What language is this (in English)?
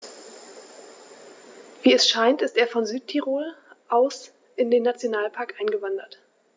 German